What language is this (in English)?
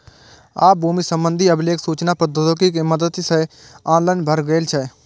Maithili